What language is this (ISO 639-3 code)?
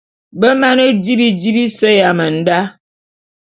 bum